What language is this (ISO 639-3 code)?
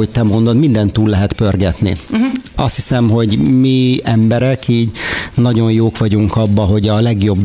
hun